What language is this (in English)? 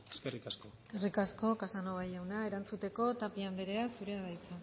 Basque